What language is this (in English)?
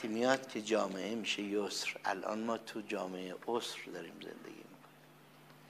Persian